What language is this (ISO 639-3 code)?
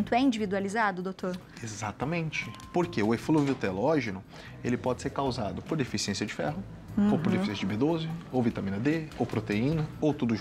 por